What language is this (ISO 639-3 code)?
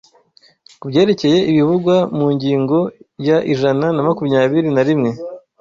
kin